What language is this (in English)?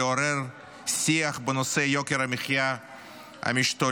Hebrew